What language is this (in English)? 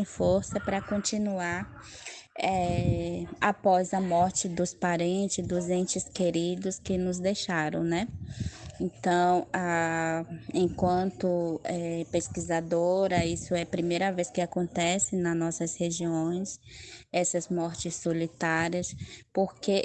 Portuguese